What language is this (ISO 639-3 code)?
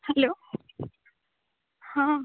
ori